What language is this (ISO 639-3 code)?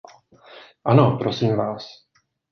ces